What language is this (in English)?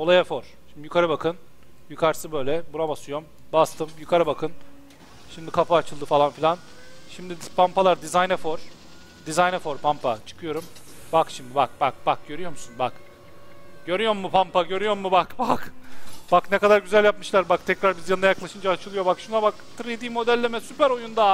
Turkish